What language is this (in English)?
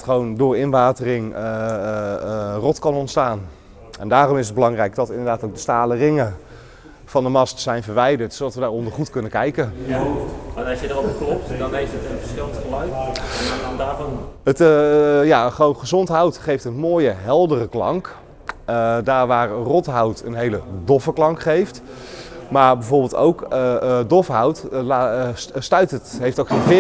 Dutch